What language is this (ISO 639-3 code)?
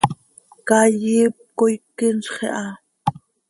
sei